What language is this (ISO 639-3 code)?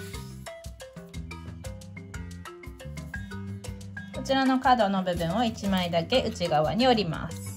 jpn